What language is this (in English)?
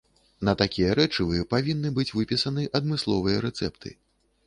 Belarusian